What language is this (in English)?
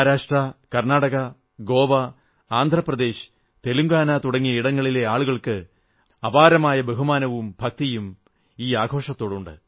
Malayalam